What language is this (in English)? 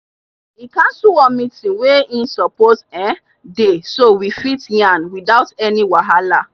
Nigerian Pidgin